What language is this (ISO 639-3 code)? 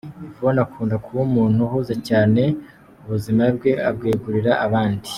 kin